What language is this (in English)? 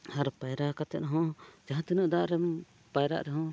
Santali